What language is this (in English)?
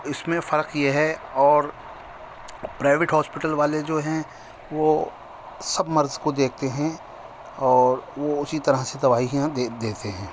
Urdu